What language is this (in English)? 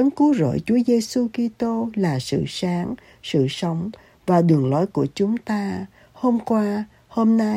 Vietnamese